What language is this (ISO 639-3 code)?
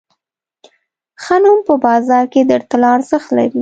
pus